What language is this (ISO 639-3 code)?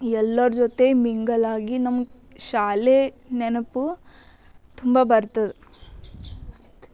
kan